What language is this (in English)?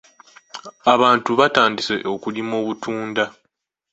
Ganda